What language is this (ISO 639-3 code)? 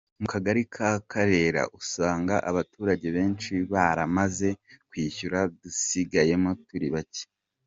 kin